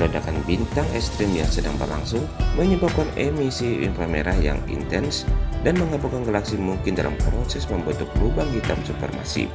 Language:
Indonesian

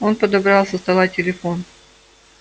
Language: Russian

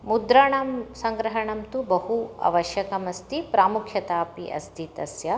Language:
Sanskrit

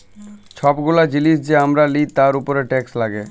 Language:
Bangla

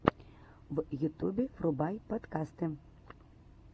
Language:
Russian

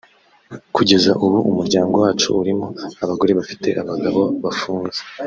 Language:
Kinyarwanda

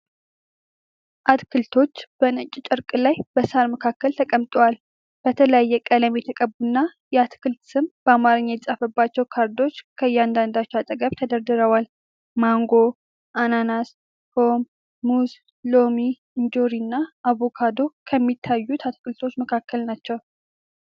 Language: Amharic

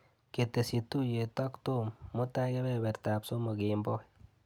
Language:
Kalenjin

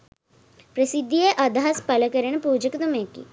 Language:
Sinhala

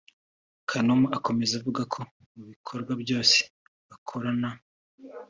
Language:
Kinyarwanda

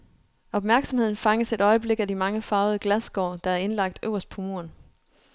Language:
Danish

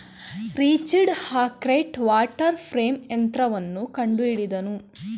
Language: Kannada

